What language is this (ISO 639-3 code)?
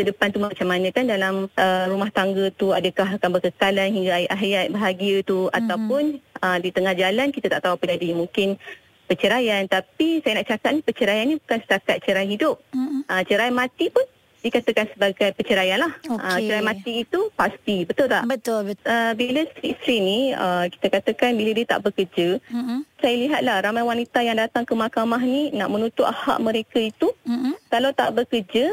msa